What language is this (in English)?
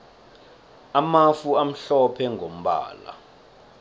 South Ndebele